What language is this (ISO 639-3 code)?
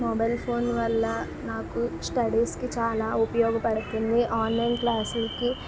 tel